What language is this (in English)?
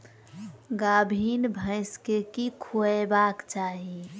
Maithili